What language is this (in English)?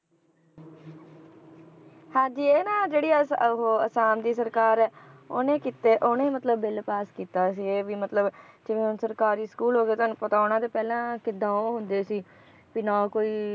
Punjabi